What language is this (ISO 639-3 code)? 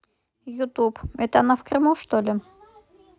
rus